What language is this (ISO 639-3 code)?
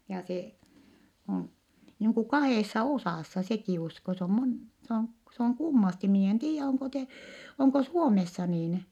fin